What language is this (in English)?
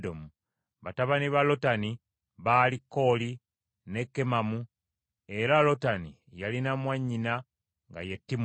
Ganda